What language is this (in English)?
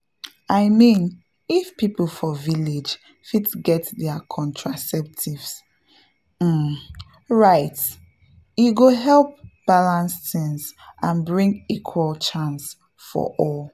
Nigerian Pidgin